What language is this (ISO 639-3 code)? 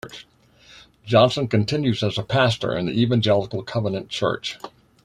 eng